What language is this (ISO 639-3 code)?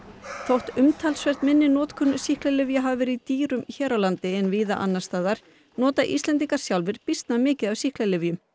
isl